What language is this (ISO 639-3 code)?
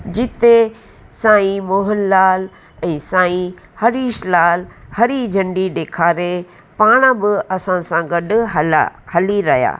snd